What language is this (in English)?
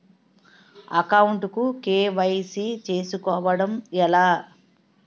Telugu